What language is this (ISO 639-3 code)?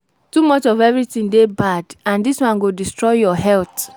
pcm